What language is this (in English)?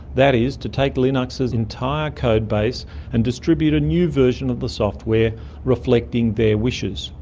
English